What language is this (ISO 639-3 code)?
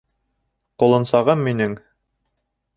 bak